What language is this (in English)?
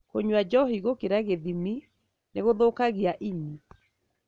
Kikuyu